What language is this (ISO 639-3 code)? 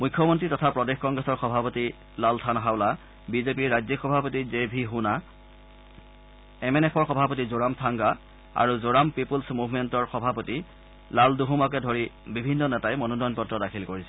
asm